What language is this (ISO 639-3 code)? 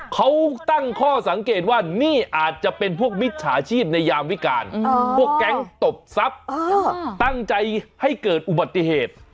tha